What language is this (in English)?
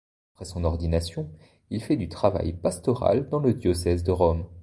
French